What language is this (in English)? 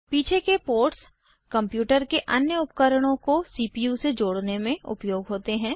Hindi